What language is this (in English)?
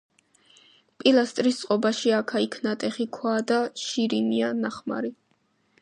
Georgian